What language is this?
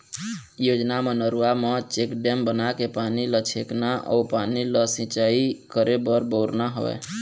Chhattisgarhi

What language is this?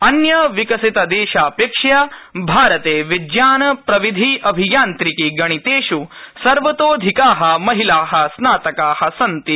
Sanskrit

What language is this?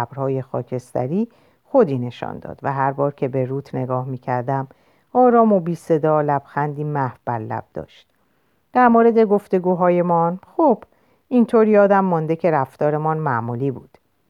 Persian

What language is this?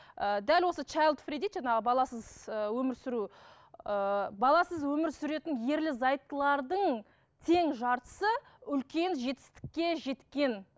Kazakh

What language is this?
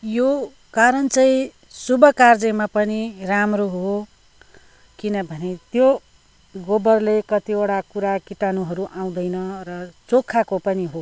Nepali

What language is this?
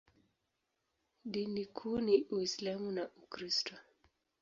Swahili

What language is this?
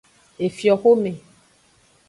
Aja (Benin)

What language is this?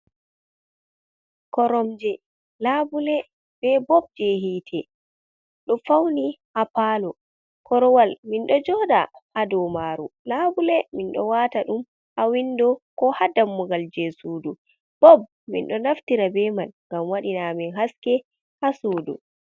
Fula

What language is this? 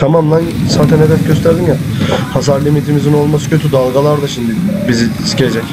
Turkish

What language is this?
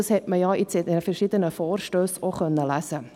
Swiss German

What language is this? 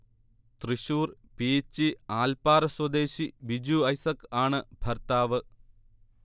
Malayalam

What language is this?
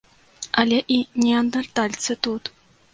Belarusian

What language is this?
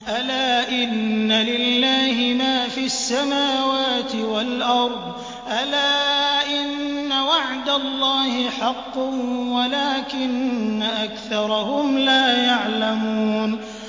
Arabic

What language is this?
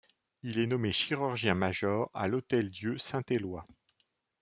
French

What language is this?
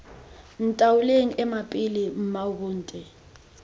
Tswana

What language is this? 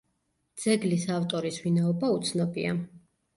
Georgian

